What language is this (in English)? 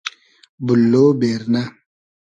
Hazaragi